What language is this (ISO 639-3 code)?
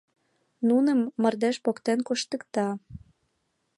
chm